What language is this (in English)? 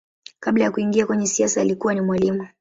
Swahili